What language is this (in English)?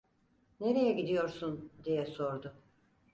Turkish